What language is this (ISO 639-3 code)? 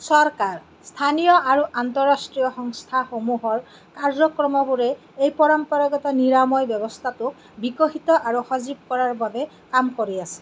asm